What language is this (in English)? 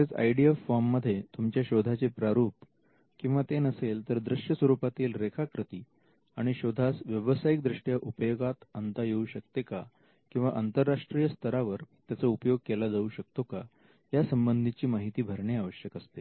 Marathi